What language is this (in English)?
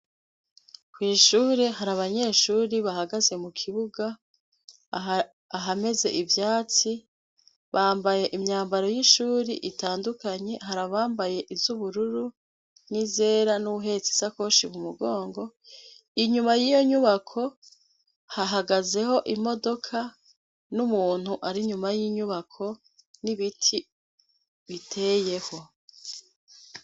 Rundi